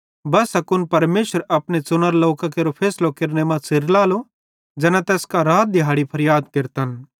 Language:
Bhadrawahi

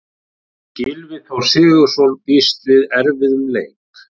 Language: Icelandic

